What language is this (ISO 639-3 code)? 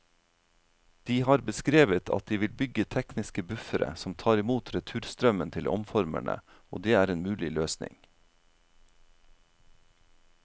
nor